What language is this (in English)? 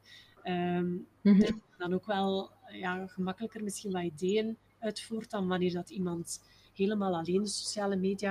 Dutch